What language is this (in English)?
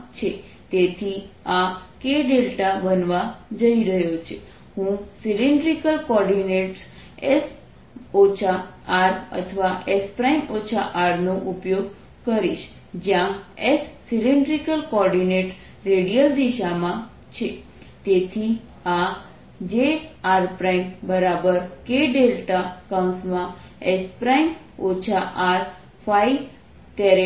Gujarati